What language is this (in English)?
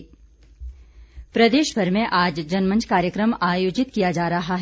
Hindi